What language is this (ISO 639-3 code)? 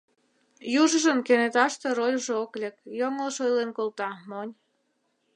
chm